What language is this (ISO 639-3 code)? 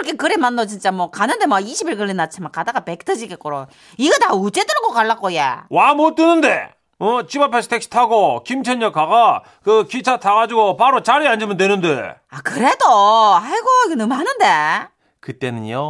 kor